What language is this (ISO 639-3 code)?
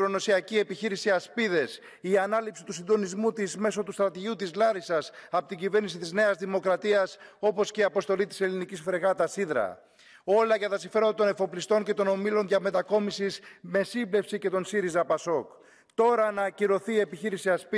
ell